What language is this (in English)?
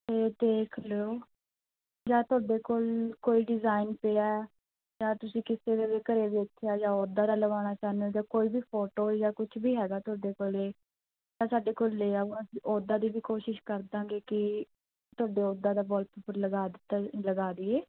Punjabi